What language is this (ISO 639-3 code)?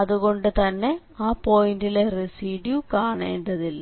mal